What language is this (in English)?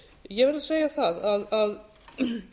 Icelandic